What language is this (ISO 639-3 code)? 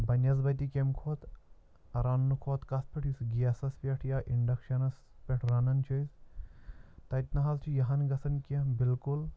kas